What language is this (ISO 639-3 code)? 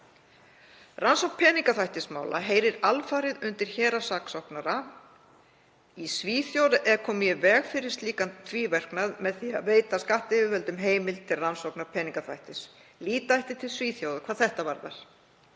isl